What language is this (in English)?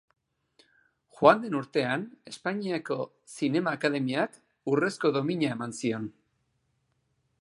Basque